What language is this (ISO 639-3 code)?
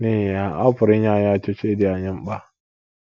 ibo